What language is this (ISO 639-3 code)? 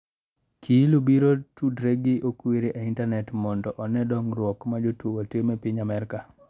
luo